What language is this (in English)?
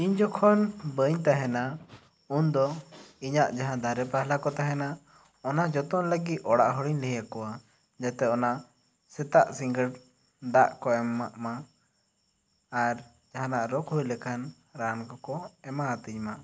Santali